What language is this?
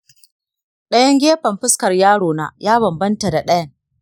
Hausa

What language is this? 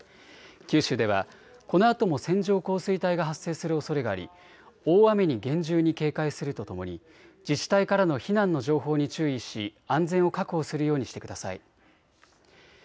Japanese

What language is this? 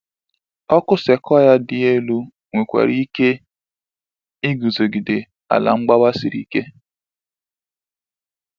Igbo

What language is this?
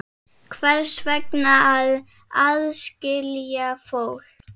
Icelandic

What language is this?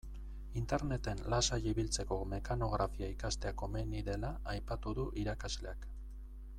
Basque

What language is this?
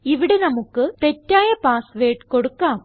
Malayalam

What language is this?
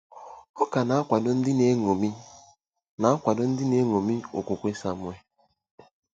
Igbo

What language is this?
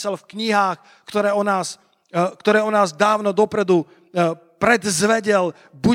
Slovak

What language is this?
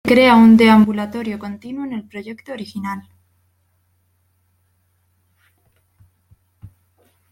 Spanish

